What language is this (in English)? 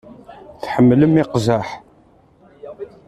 Kabyle